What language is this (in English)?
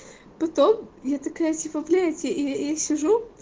Russian